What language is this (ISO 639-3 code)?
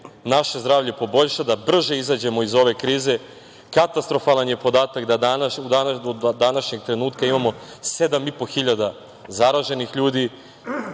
srp